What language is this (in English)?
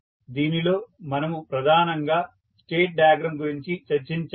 Telugu